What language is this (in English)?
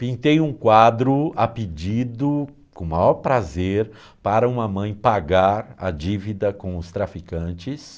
Portuguese